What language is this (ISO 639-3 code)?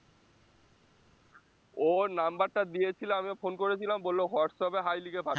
ben